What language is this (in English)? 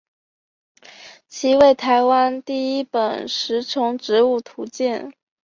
Chinese